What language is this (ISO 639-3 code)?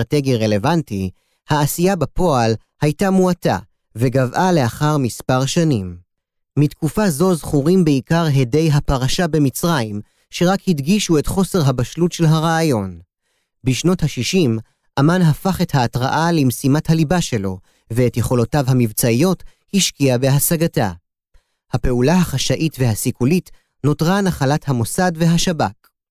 heb